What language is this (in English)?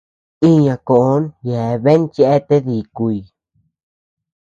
Tepeuxila Cuicatec